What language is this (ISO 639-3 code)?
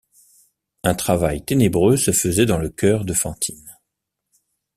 fra